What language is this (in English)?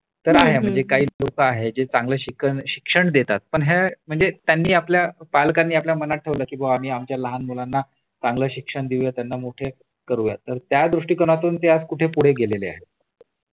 Marathi